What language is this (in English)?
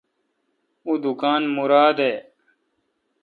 Kalkoti